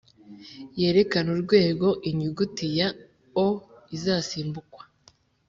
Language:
Kinyarwanda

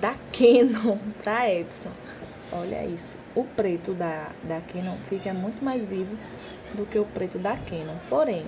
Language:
Portuguese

